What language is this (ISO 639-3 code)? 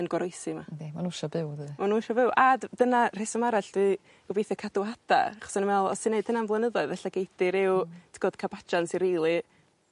cym